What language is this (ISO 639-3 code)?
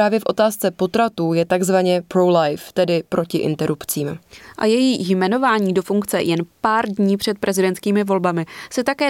ces